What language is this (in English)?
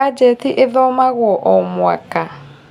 Kikuyu